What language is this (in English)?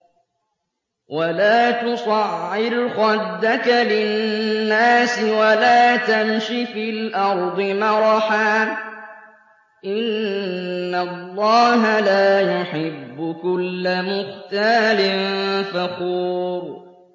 Arabic